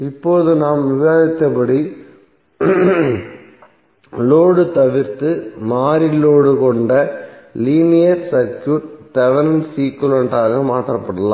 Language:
Tamil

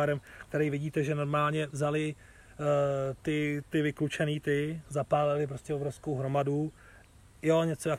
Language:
Czech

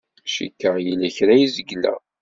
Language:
Kabyle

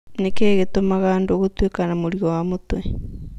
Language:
Kikuyu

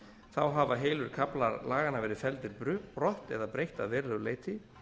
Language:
Icelandic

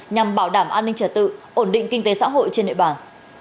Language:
Vietnamese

